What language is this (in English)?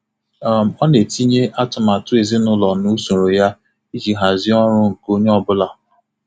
Igbo